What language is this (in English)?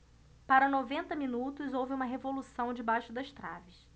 Portuguese